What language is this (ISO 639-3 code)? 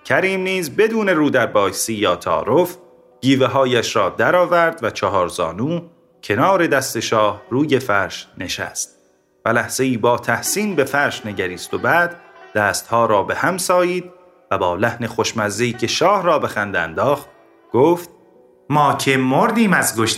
fas